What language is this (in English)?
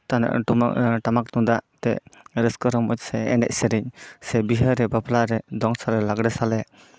Santali